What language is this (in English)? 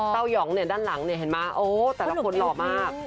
Thai